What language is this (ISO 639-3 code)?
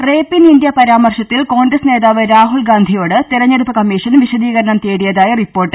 mal